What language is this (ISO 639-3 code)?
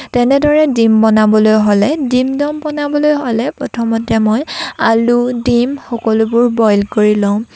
asm